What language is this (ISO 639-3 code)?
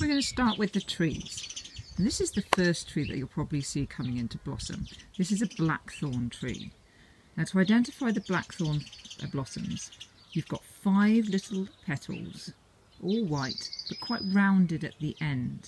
eng